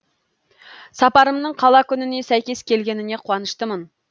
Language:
Kazakh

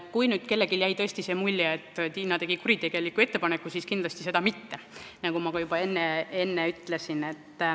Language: Estonian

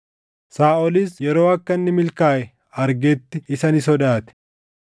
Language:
Oromo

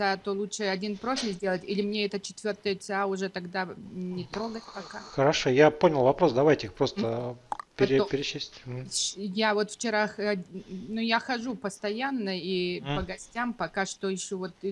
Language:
Russian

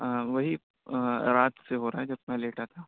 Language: Urdu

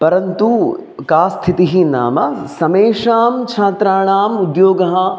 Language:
Sanskrit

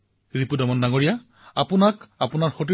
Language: Assamese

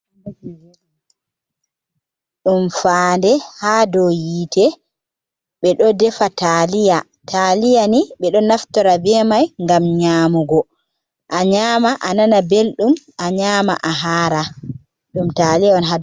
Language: Fula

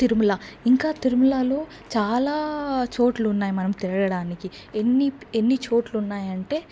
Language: Telugu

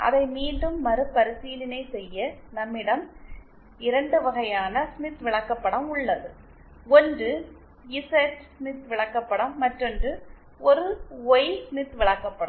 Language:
Tamil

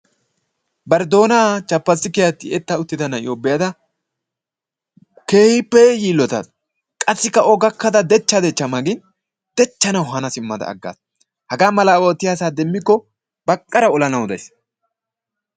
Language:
Wolaytta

